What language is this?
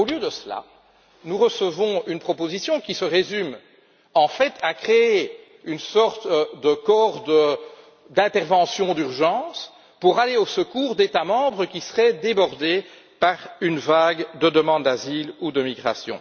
French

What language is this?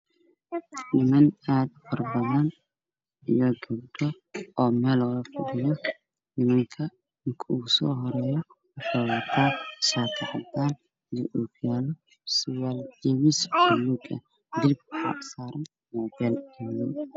Somali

